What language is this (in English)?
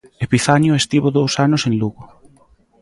Galician